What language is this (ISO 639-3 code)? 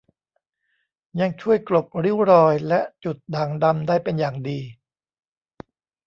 tha